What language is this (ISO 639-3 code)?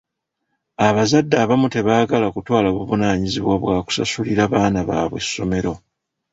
lug